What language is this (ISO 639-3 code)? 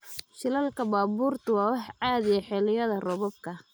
som